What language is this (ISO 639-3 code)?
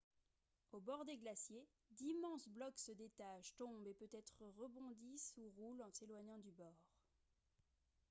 fra